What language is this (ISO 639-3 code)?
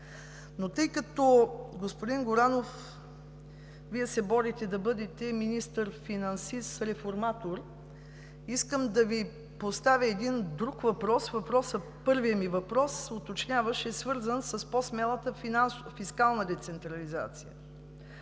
bul